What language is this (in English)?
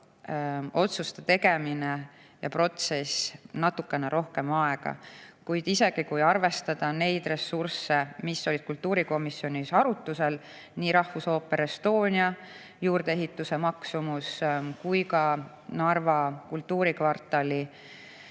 Estonian